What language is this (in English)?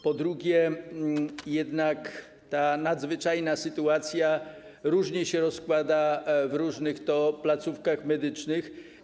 Polish